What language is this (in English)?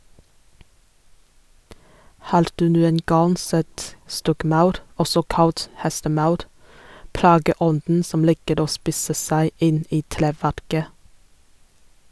Norwegian